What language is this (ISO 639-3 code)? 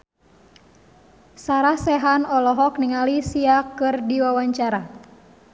sun